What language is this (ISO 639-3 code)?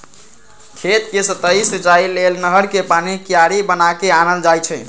mag